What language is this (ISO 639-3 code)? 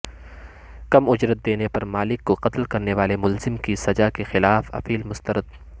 urd